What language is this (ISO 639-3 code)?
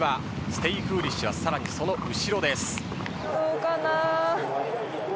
jpn